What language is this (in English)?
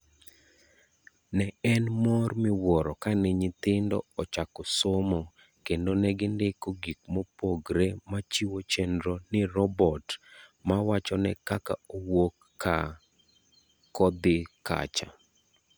Luo (Kenya and Tanzania)